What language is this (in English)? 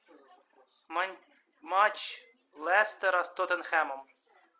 Russian